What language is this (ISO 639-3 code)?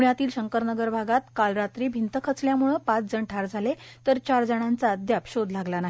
mar